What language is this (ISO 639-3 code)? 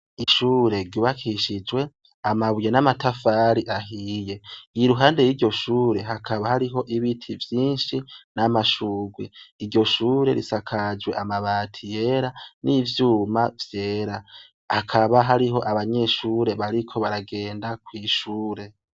run